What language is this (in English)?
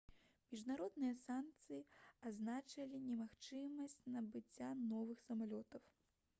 Belarusian